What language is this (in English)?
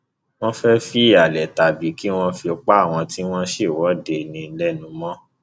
Yoruba